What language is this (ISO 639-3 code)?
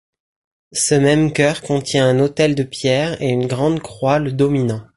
fra